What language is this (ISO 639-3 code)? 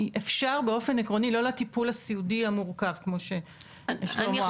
heb